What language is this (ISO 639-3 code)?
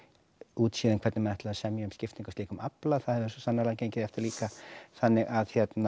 isl